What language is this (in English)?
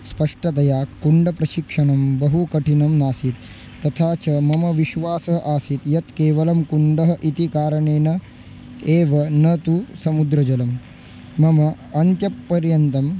Sanskrit